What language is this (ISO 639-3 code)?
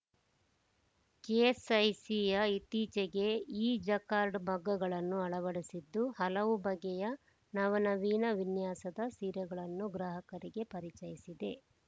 kan